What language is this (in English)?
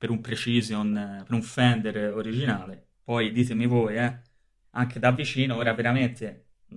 Italian